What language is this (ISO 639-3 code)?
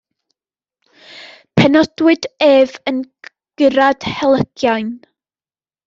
cym